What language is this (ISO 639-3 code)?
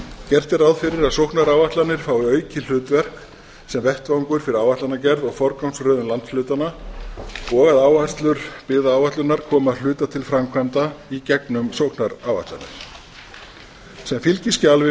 isl